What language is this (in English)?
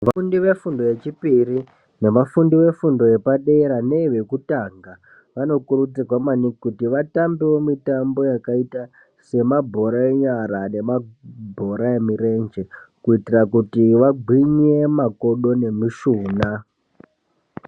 Ndau